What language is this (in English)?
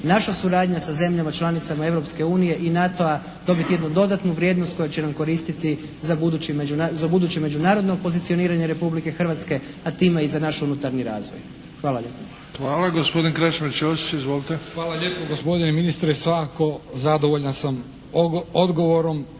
Croatian